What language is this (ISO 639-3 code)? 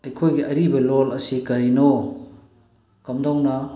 mni